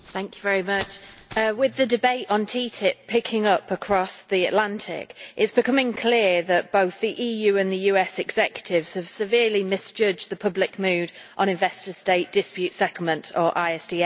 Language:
English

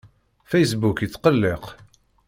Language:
Kabyle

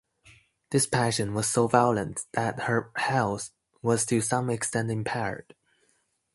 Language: English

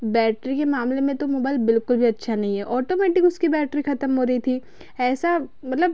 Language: Hindi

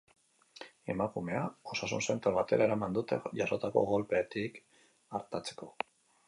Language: Basque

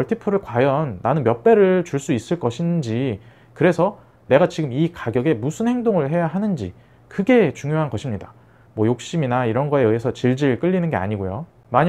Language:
Korean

